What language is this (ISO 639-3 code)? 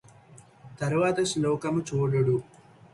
tel